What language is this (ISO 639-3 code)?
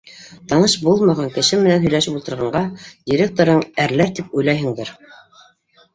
bak